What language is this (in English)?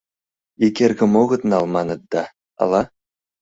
Mari